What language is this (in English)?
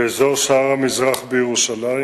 Hebrew